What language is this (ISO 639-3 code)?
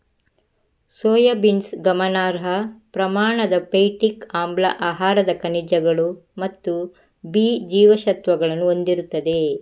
kan